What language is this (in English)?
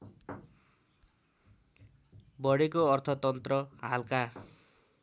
Nepali